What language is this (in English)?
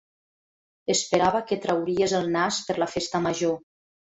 Catalan